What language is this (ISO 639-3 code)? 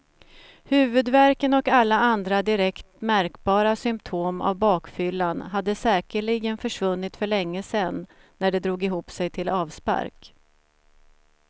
swe